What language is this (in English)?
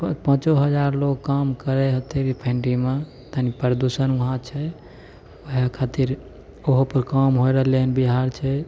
Maithili